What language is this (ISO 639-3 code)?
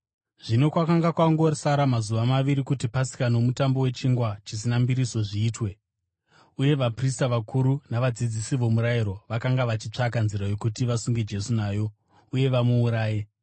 sna